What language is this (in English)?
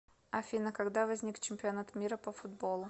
Russian